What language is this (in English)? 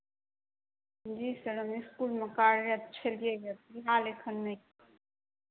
Maithili